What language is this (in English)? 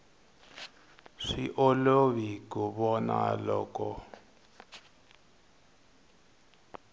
Tsonga